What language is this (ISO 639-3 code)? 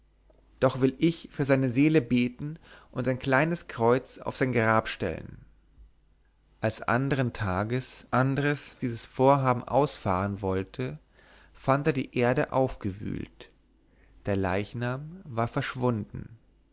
deu